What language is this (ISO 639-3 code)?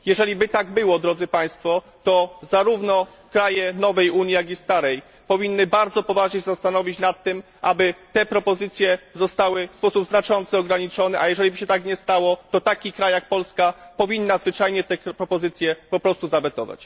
pol